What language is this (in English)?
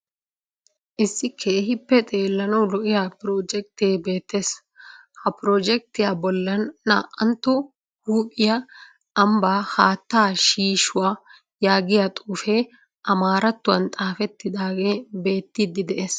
Wolaytta